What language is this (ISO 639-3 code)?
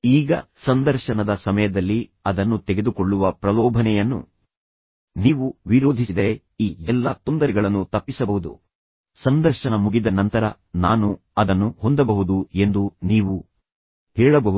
kan